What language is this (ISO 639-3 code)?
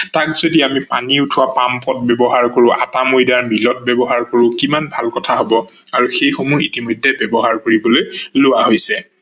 asm